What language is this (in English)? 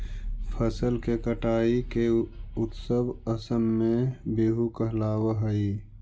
Magahi